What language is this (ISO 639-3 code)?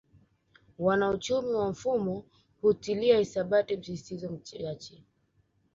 swa